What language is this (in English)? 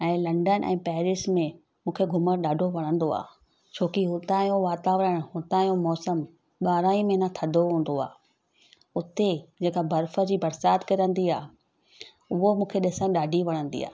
Sindhi